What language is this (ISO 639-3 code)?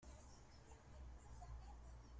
kab